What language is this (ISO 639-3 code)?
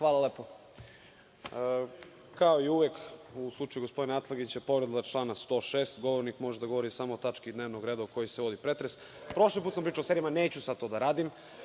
srp